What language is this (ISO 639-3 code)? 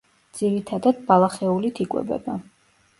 kat